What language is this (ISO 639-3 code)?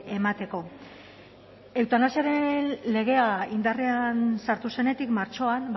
eus